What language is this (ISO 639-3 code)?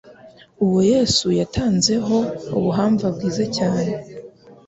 kin